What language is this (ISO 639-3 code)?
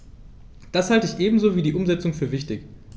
deu